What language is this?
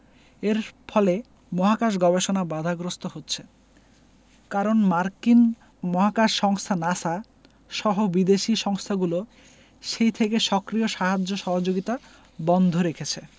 Bangla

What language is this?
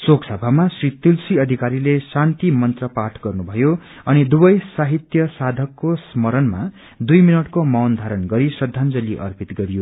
Nepali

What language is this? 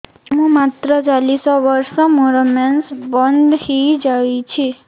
Odia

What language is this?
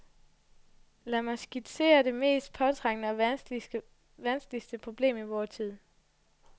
Danish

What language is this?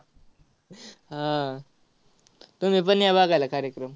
Marathi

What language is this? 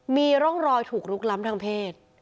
Thai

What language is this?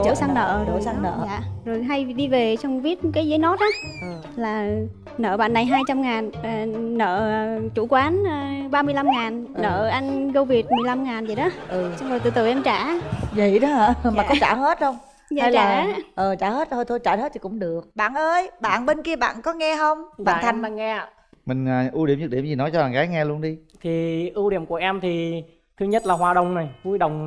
Vietnamese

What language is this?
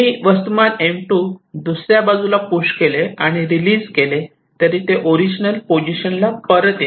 Marathi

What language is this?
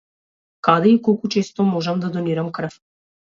Macedonian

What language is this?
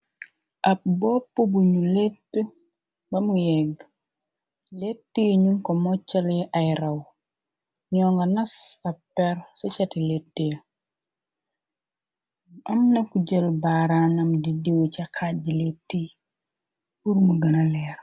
Wolof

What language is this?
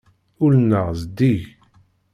Kabyle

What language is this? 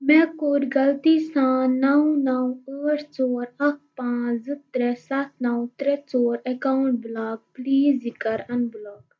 Kashmiri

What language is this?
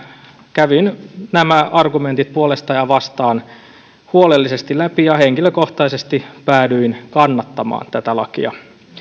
Finnish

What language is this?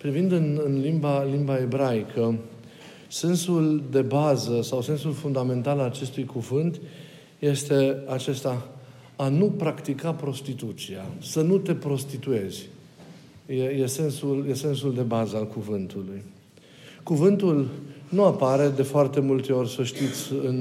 Romanian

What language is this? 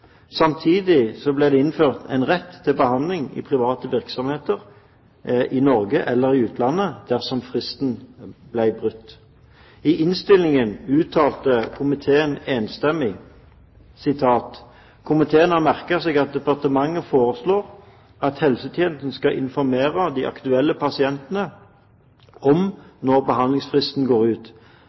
Norwegian Bokmål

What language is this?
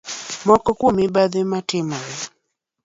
Luo (Kenya and Tanzania)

